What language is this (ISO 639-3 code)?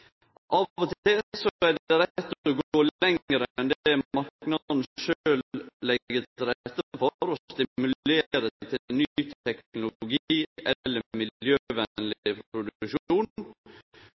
nno